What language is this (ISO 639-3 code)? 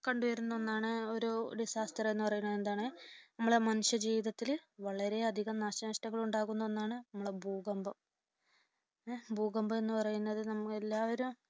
mal